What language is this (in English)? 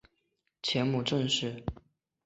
Chinese